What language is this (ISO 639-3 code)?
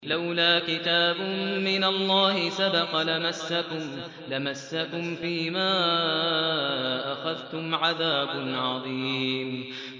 ara